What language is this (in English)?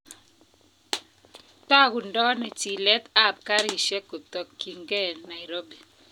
Kalenjin